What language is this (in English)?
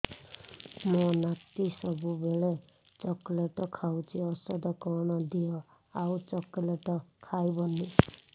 Odia